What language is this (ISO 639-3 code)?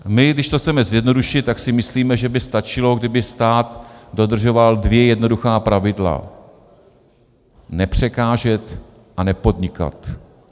ces